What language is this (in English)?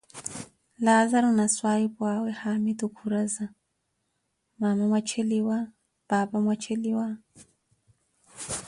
Koti